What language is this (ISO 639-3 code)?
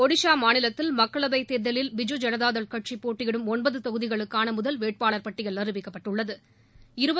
tam